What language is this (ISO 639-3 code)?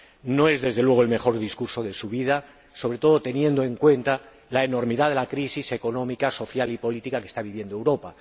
spa